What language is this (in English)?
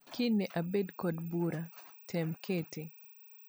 Luo (Kenya and Tanzania)